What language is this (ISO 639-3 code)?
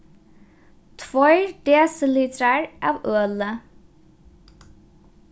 fao